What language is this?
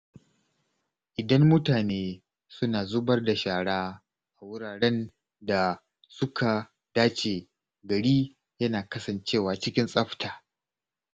Hausa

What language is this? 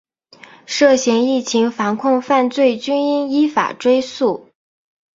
Chinese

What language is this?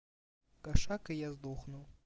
Russian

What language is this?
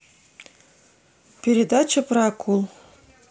Russian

